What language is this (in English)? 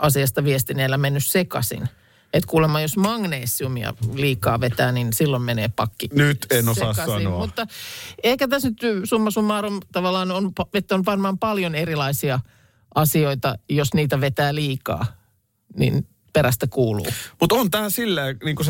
Finnish